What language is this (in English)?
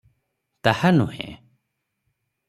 Odia